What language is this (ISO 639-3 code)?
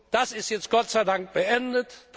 deu